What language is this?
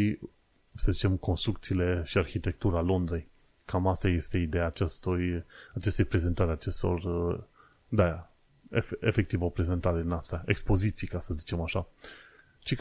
Romanian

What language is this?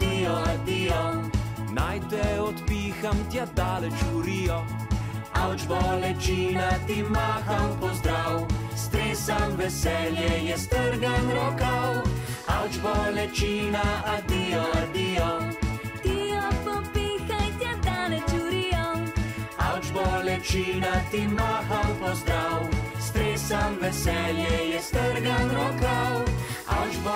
Romanian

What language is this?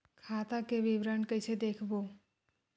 Chhattisgarhi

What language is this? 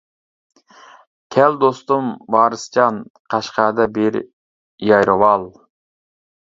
Uyghur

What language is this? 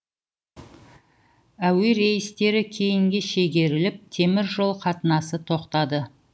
Kazakh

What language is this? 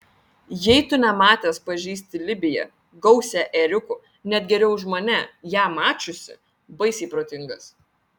Lithuanian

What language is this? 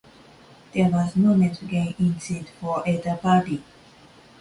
English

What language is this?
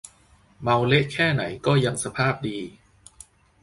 Thai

